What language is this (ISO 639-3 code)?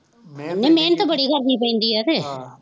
pan